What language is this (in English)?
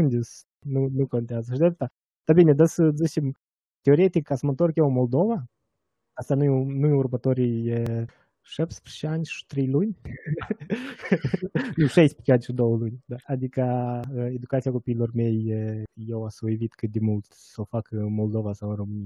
Romanian